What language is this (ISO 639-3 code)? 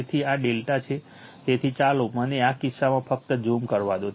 guj